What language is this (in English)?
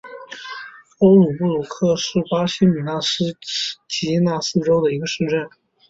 Chinese